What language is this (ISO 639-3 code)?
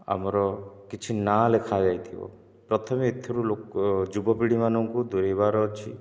ori